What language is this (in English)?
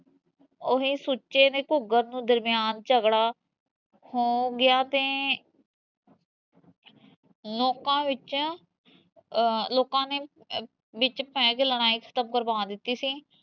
Punjabi